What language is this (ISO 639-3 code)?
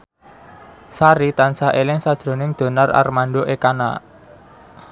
jav